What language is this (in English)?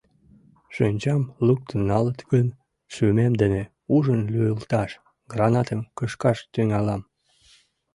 Mari